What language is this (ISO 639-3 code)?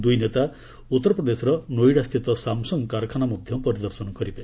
ori